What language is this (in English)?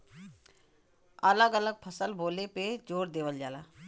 Bhojpuri